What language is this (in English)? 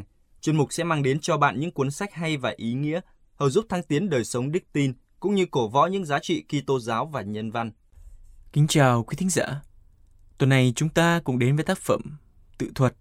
Vietnamese